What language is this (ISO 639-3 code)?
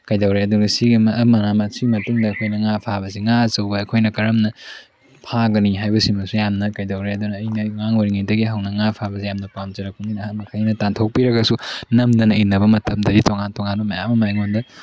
mni